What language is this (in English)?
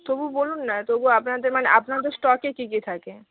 Bangla